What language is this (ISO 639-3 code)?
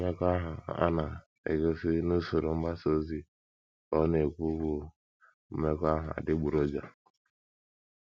ibo